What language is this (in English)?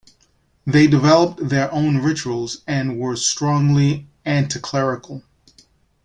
English